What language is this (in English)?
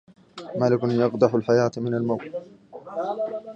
Arabic